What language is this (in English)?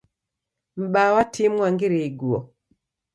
Taita